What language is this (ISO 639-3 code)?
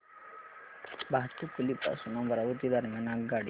mar